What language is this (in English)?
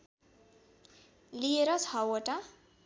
Nepali